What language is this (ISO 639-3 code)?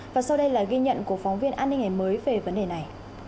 vie